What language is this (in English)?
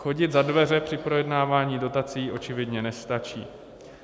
Czech